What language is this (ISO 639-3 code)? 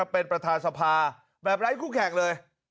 tha